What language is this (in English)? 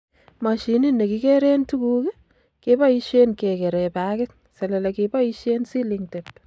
Kalenjin